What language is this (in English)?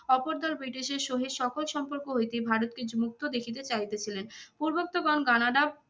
Bangla